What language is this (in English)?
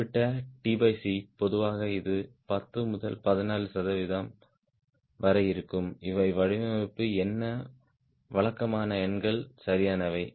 Tamil